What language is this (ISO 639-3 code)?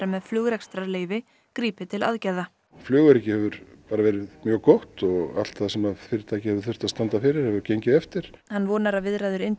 isl